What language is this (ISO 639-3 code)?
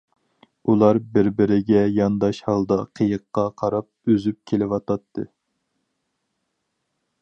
uig